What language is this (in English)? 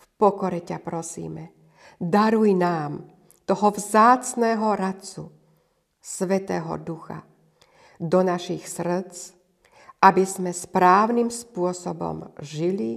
Slovak